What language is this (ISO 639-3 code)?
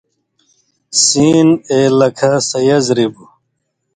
mvy